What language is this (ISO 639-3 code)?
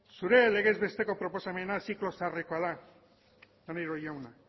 eus